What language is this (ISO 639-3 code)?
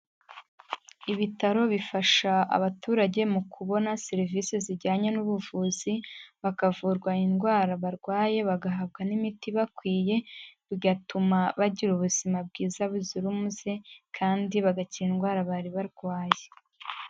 kin